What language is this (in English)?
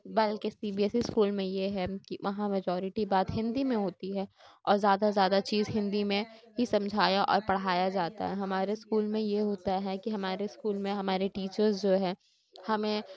Urdu